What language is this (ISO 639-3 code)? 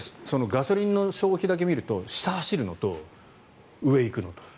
jpn